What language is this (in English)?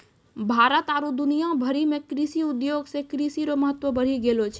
Maithili